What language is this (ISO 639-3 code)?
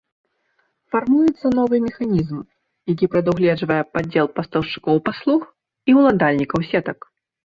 bel